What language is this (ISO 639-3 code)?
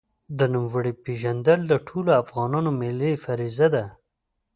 pus